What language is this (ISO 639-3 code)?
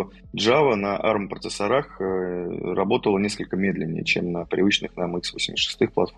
rus